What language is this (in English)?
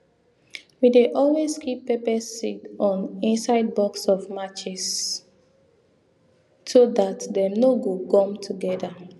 Nigerian Pidgin